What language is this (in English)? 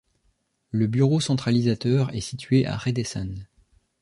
French